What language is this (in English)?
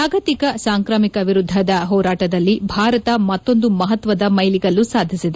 Kannada